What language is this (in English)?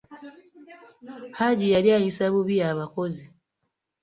Ganda